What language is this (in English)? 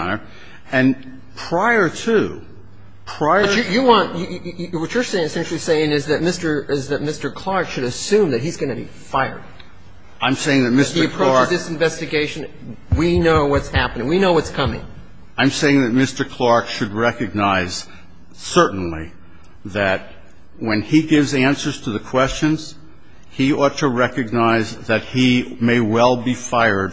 English